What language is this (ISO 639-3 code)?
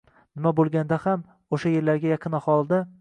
uzb